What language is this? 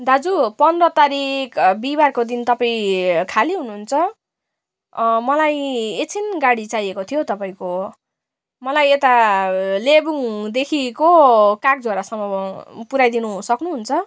Nepali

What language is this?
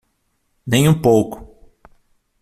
Portuguese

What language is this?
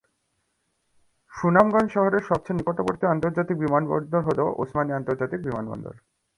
Bangla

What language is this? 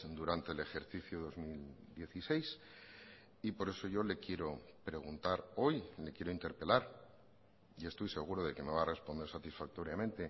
Spanish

